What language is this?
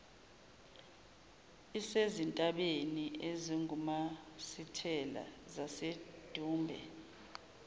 Zulu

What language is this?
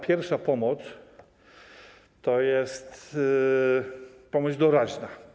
Polish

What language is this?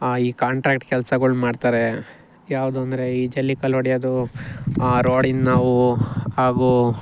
Kannada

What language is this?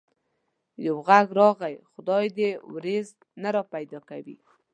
Pashto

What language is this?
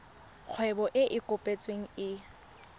Tswana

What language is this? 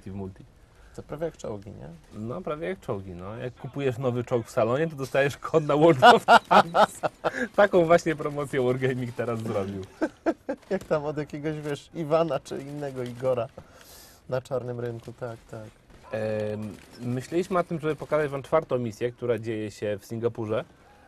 Polish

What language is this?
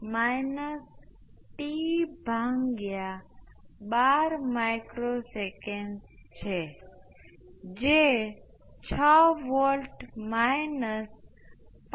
Gujarati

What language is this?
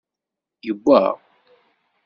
Kabyle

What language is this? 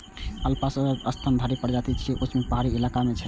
Maithili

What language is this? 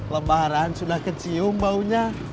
Indonesian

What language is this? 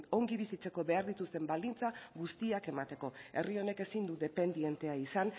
Basque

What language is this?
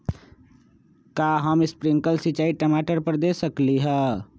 Magahi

